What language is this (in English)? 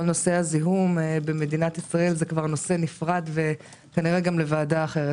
Hebrew